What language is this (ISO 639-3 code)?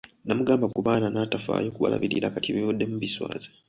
lug